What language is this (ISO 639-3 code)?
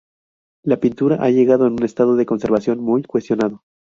spa